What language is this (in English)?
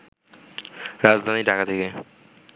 Bangla